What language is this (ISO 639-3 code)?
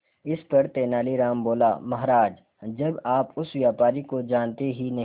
hin